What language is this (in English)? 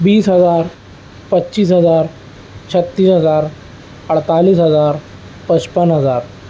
Urdu